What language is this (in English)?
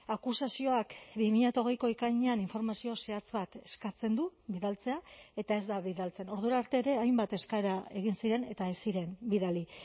Basque